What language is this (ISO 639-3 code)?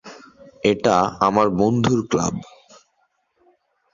ben